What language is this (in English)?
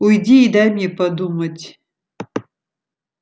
Russian